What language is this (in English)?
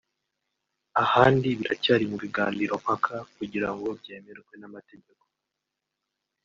Kinyarwanda